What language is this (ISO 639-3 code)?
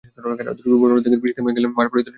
ben